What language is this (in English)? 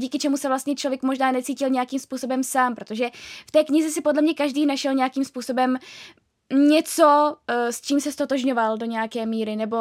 Czech